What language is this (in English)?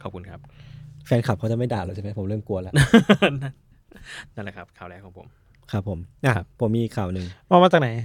Thai